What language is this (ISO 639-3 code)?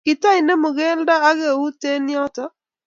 kln